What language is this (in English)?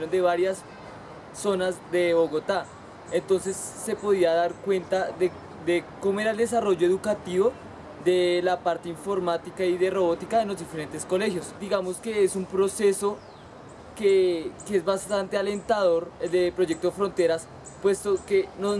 Spanish